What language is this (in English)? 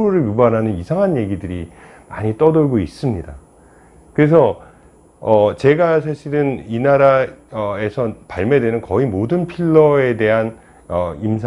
Korean